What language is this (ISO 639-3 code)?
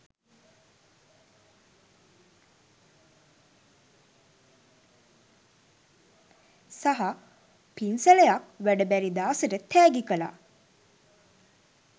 sin